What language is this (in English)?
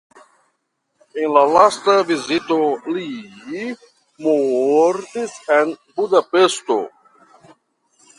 Esperanto